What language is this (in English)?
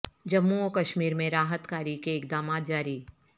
Urdu